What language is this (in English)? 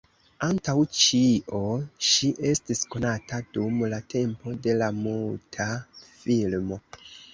Esperanto